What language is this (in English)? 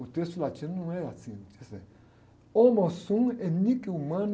Portuguese